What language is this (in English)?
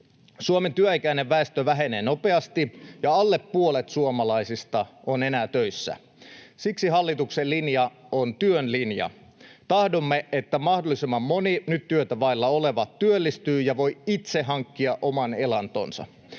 Finnish